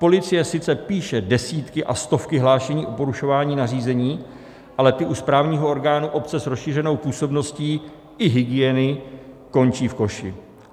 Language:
Czech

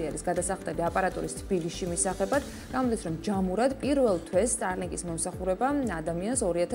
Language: Romanian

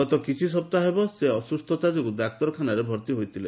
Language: Odia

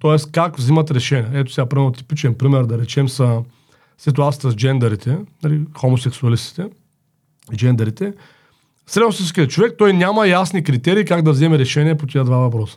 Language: Bulgarian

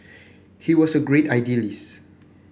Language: English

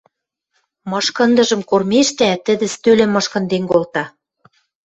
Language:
Western Mari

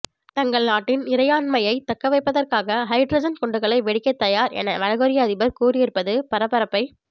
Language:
Tamil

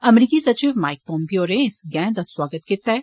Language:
Dogri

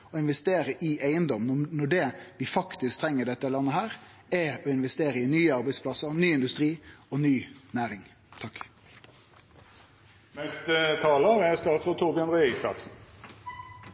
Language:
Norwegian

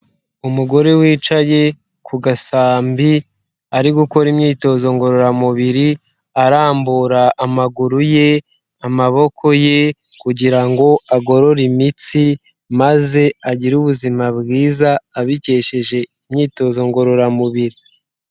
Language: Kinyarwanda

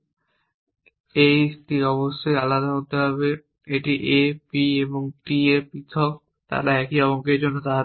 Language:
Bangla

